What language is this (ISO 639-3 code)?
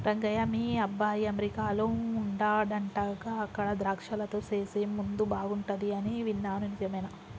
tel